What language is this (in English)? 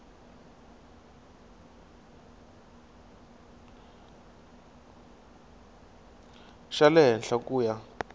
Tsonga